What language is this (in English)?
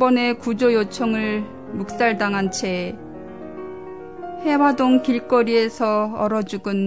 Korean